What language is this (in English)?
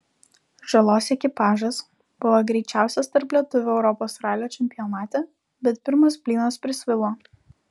Lithuanian